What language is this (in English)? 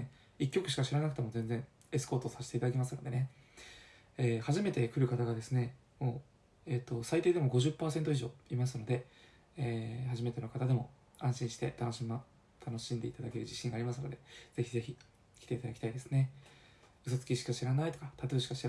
Japanese